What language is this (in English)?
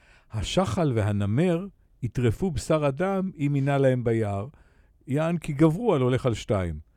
Hebrew